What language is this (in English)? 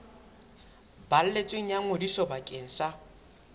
Southern Sotho